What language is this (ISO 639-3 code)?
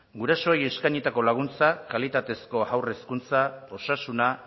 eus